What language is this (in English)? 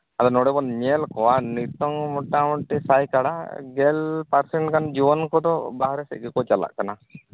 Santali